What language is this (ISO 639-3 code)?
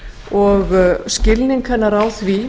isl